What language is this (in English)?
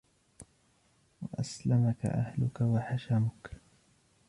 Arabic